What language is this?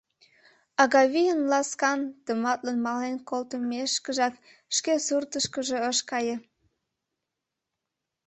Mari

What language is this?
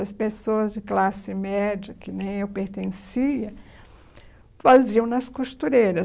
Portuguese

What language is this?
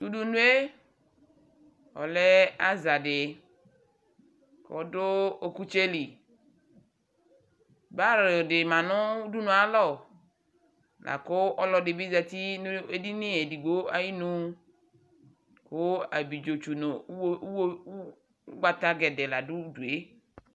Ikposo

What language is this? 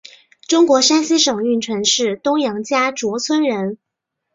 Chinese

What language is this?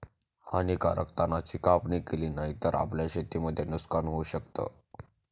Marathi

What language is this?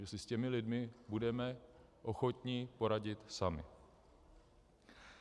Czech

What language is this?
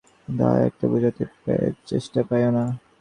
Bangla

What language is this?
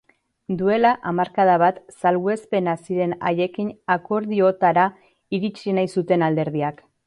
Basque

